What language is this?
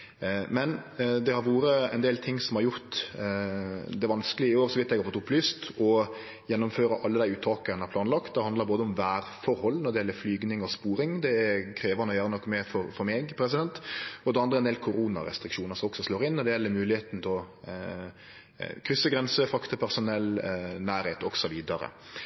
Norwegian Nynorsk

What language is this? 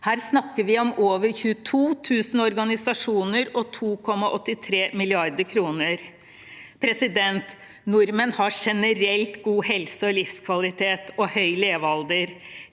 Norwegian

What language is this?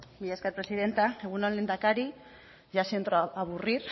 Basque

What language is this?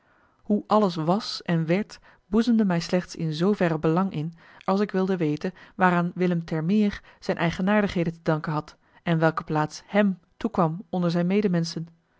Dutch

